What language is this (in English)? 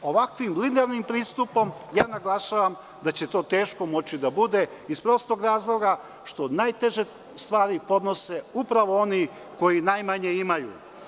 Serbian